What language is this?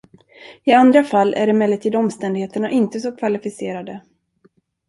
Swedish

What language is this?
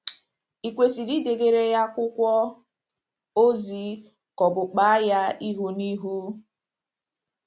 Igbo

